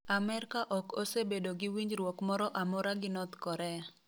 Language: Luo (Kenya and Tanzania)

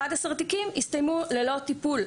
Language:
Hebrew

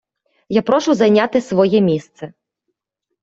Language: Ukrainian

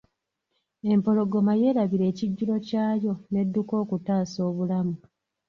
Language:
Ganda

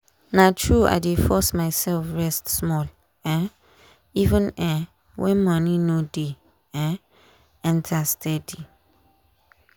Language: Nigerian Pidgin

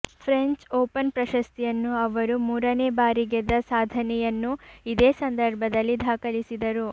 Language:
Kannada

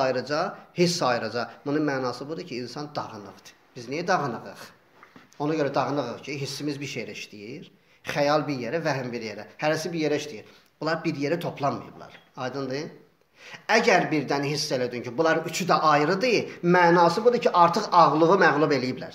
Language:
Turkish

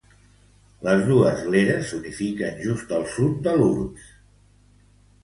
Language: Catalan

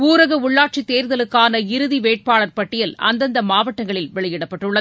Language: Tamil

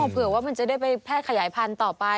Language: Thai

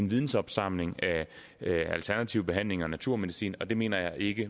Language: Danish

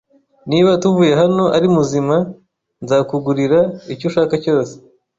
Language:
Kinyarwanda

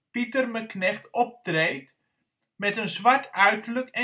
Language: Dutch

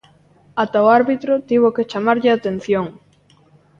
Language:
Galician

